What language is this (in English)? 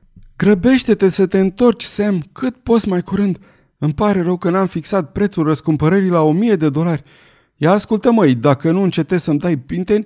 Romanian